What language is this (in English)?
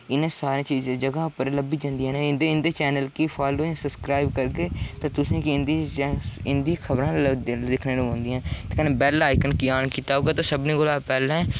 Dogri